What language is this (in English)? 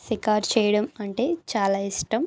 Telugu